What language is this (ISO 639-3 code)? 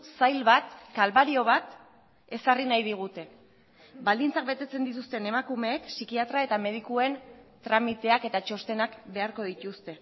eus